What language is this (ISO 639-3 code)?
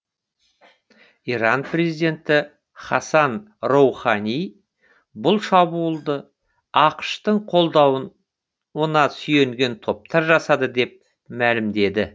kaz